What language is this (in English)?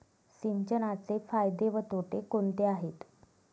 Marathi